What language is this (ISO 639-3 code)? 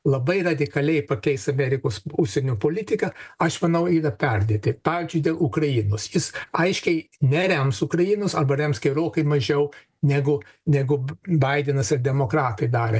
lit